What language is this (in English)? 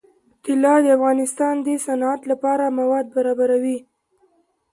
Pashto